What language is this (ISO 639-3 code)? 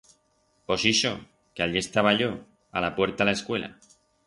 arg